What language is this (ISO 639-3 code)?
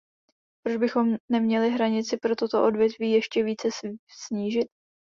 ces